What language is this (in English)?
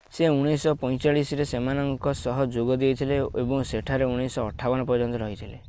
Odia